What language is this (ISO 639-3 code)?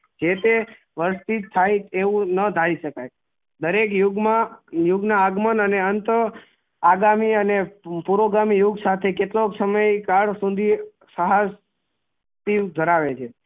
guj